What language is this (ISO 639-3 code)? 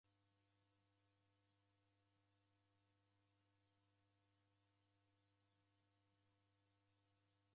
dav